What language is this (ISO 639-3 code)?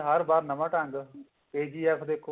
pan